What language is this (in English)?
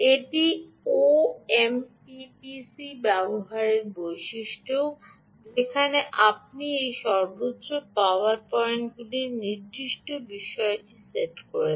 Bangla